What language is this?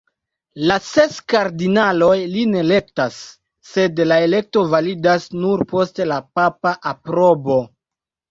Esperanto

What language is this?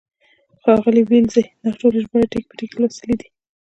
Pashto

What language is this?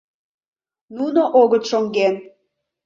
Mari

